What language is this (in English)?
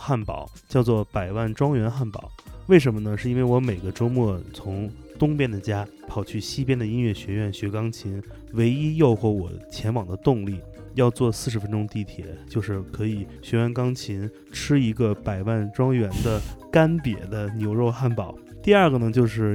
Chinese